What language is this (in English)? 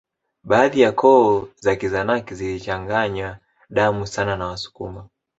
Swahili